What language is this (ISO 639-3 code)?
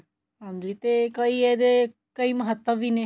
pan